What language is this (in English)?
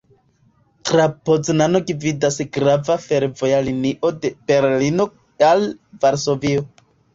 Esperanto